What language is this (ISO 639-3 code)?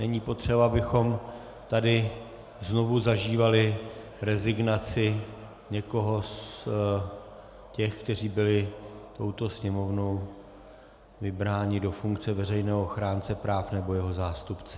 ces